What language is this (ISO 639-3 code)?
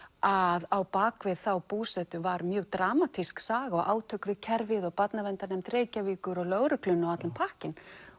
isl